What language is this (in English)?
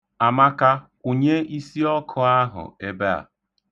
Igbo